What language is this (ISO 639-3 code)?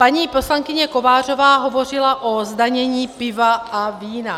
ces